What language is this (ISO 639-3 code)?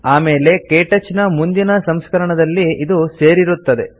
kan